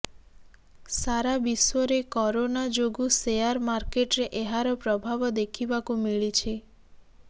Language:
Odia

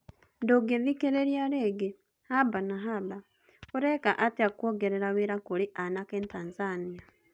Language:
Kikuyu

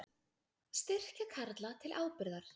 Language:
Icelandic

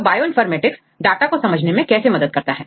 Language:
Hindi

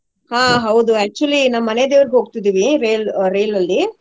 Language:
Kannada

